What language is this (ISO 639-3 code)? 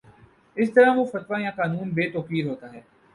urd